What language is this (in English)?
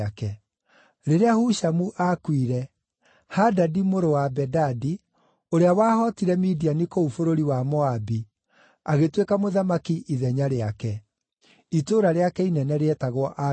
Kikuyu